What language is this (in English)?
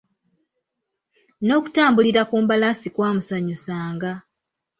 Ganda